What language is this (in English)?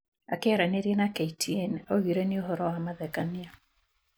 Kikuyu